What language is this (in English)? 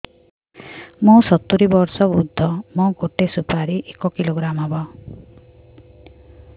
Odia